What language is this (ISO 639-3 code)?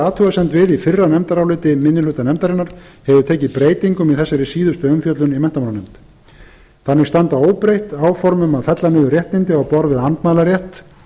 isl